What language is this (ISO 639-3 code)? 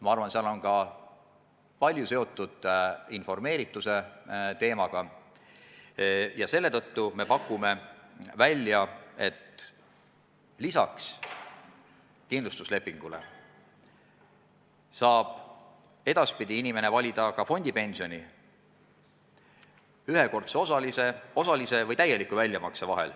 est